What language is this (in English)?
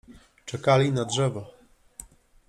Polish